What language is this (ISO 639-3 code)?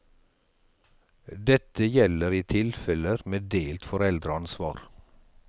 nor